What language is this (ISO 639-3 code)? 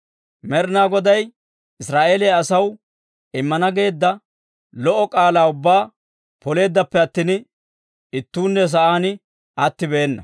dwr